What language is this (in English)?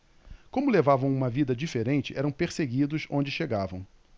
Portuguese